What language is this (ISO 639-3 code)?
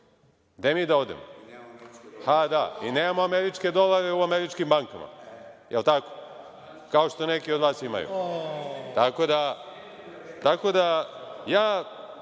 srp